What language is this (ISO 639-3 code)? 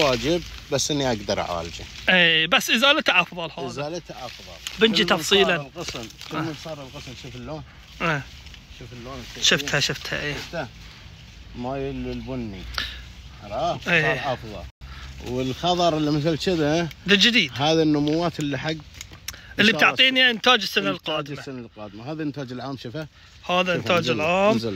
ara